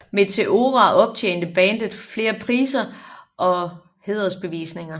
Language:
Danish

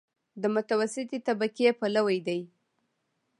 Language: Pashto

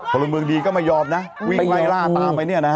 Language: Thai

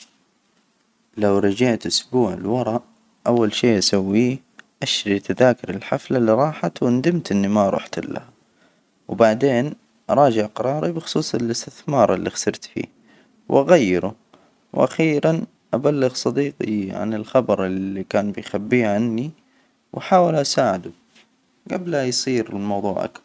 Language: Hijazi Arabic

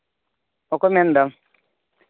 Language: Santali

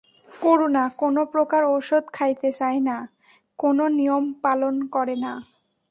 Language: Bangla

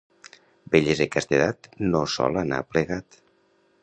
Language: Catalan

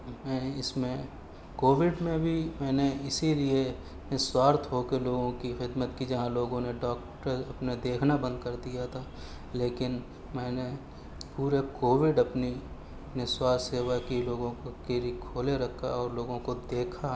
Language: Urdu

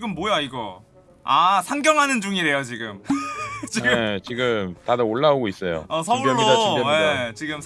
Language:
Korean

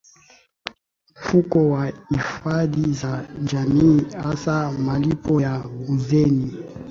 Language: Swahili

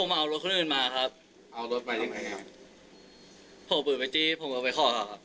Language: Thai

